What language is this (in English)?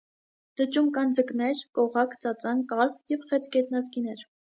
Armenian